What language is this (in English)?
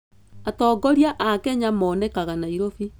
Kikuyu